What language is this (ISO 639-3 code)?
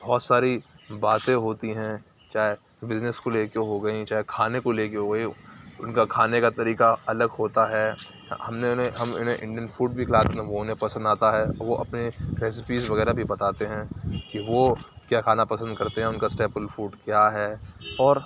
urd